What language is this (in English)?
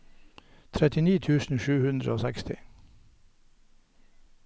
Norwegian